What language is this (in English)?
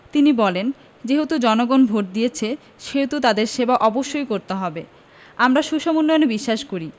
Bangla